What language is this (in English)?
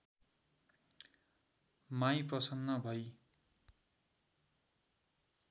Nepali